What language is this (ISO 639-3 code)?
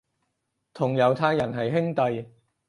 yue